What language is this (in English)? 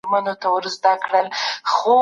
Pashto